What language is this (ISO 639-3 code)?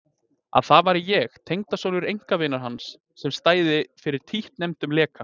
isl